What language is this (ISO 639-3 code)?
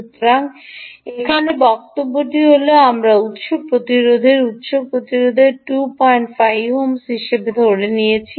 ben